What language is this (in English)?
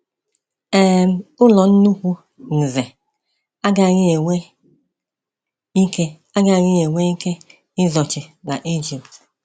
Igbo